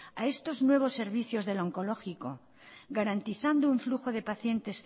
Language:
Spanish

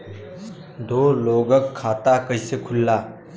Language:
Bhojpuri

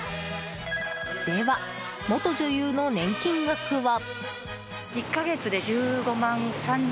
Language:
Japanese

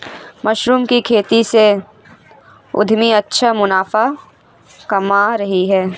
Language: Hindi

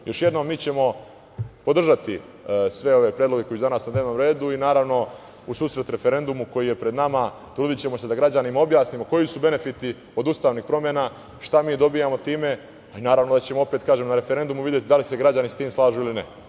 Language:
Serbian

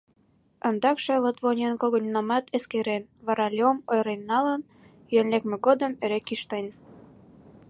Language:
Mari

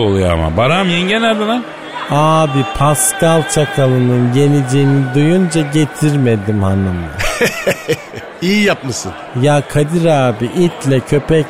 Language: Turkish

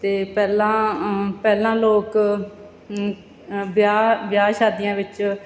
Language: Punjabi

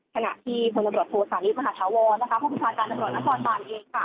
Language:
Thai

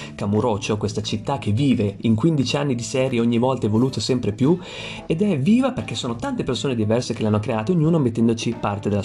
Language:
Italian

